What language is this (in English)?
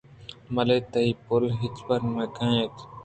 Eastern Balochi